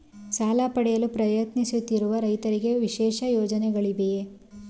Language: Kannada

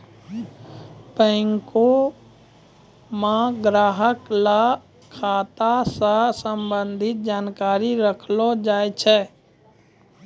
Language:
Maithili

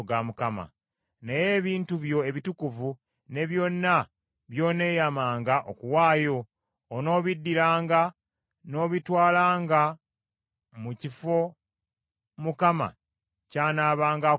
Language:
Ganda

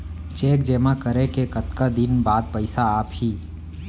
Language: Chhattisgarhi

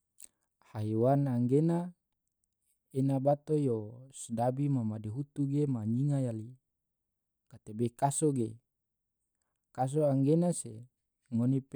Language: Tidore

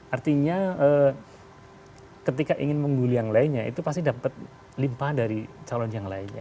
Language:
Indonesian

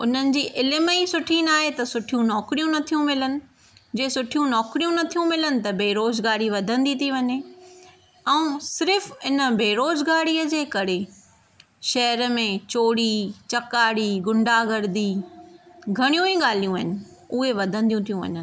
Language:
Sindhi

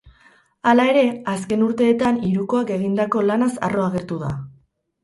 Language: Basque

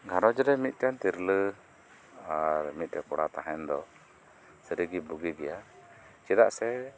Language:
Santali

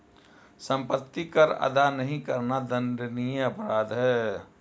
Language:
Hindi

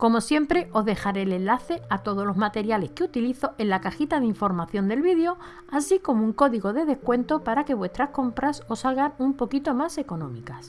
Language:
Spanish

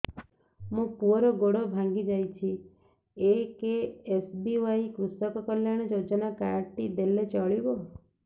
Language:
Odia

